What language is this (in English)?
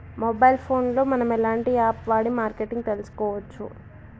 Telugu